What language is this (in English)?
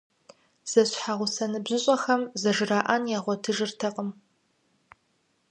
Kabardian